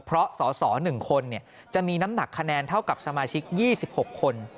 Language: Thai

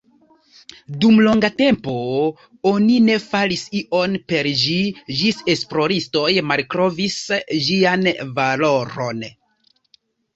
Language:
Esperanto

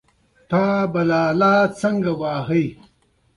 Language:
Pashto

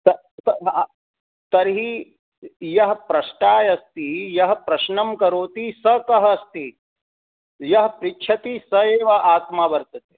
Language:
Sanskrit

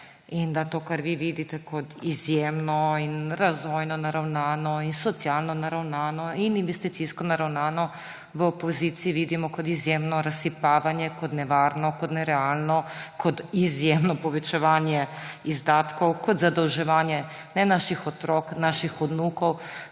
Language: Slovenian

